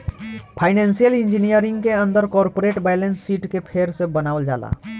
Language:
Bhojpuri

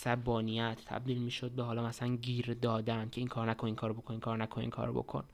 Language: Persian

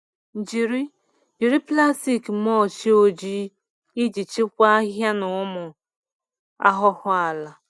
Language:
Igbo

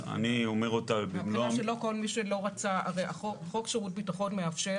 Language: Hebrew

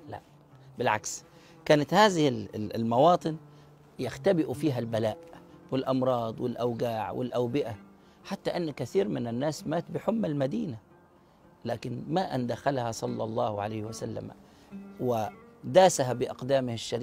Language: Arabic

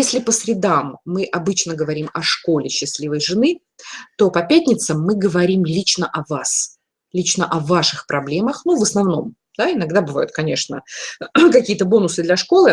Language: Russian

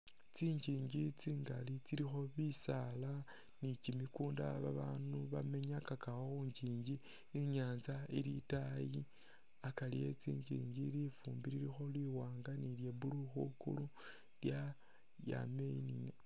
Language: Masaaba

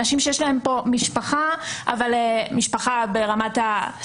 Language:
Hebrew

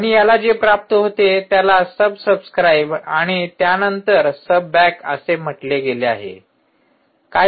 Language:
Marathi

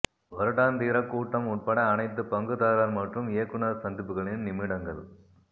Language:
Tamil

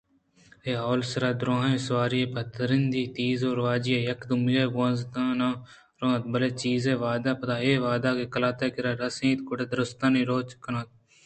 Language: Eastern Balochi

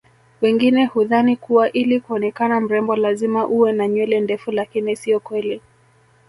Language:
Swahili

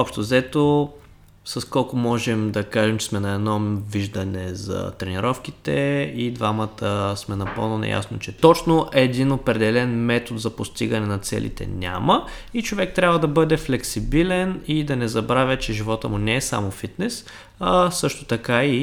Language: Bulgarian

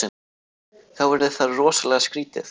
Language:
Icelandic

